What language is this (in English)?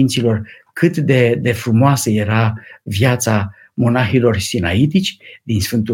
Romanian